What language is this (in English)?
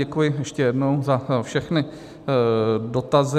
Czech